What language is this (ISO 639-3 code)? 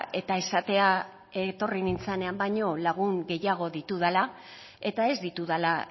eus